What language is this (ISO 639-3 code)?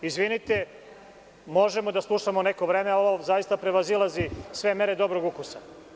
srp